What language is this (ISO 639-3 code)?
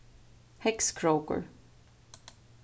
fao